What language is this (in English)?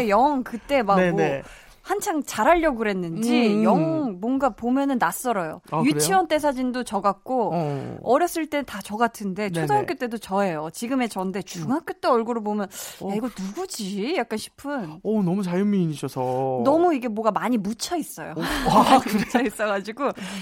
Korean